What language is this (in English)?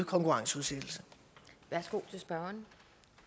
Danish